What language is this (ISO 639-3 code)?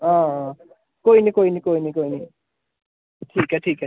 doi